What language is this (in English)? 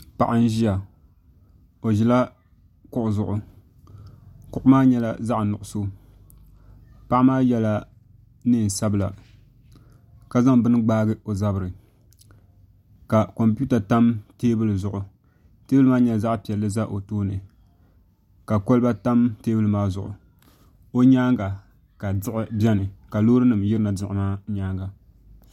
Dagbani